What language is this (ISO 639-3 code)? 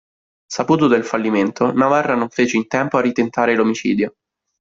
ita